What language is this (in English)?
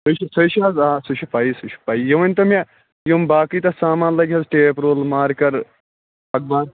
Kashmiri